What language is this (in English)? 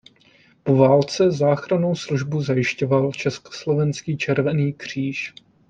Czech